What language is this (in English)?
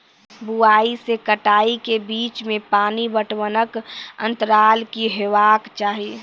Maithili